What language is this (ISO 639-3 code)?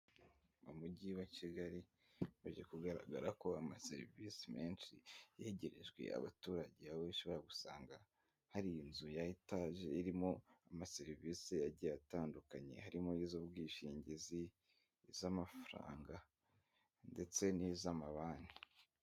kin